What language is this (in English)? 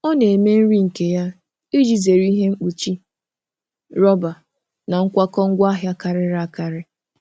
Igbo